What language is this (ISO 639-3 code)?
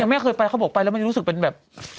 tha